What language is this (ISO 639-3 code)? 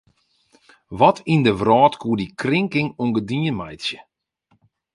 fry